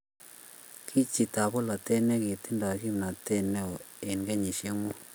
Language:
Kalenjin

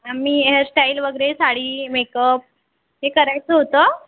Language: Marathi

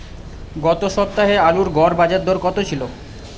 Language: Bangla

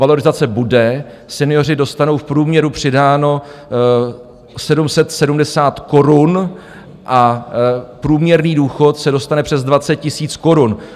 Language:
Czech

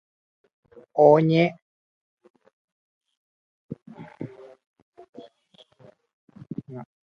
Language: Guarani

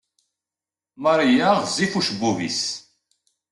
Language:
Kabyle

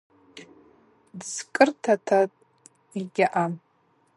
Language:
Abaza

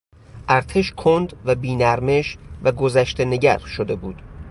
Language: Persian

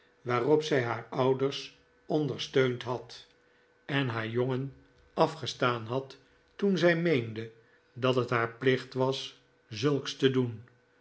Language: Dutch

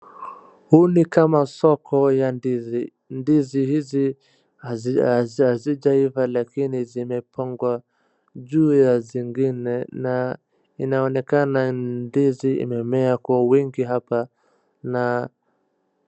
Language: Swahili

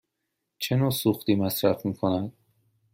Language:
Persian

